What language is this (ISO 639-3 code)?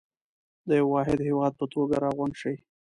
pus